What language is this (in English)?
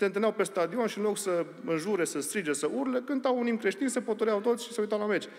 Romanian